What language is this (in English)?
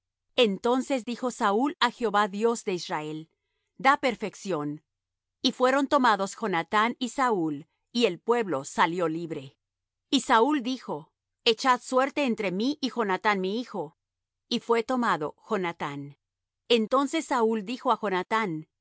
Spanish